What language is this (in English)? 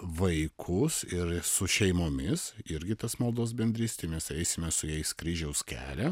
Lithuanian